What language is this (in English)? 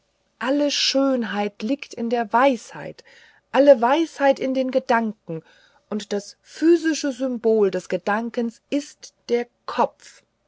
German